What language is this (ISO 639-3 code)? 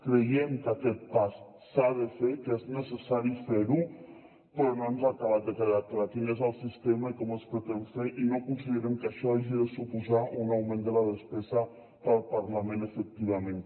cat